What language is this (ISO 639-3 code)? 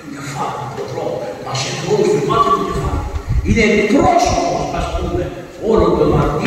ell